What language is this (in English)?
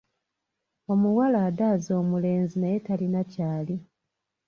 Ganda